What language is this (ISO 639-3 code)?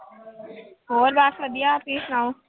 pan